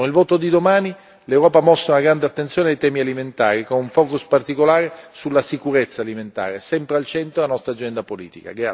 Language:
Italian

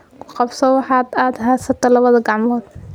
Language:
Somali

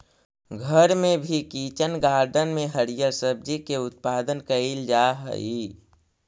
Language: Magahi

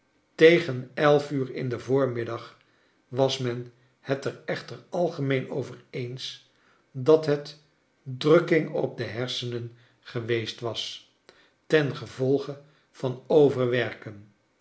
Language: Dutch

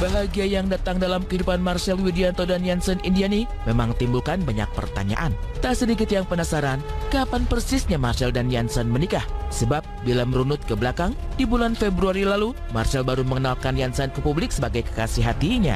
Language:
Indonesian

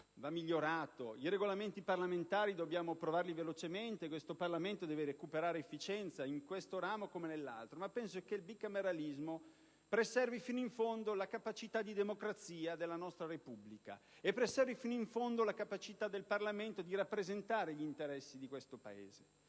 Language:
Italian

